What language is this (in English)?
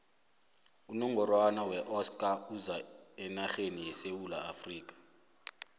South Ndebele